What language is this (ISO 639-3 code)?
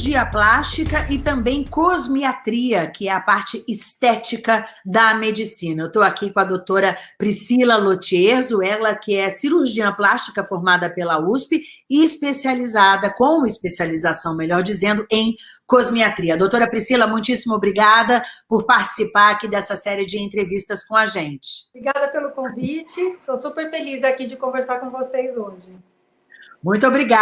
por